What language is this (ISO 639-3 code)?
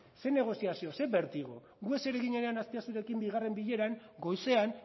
eus